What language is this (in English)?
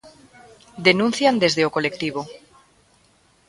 Galician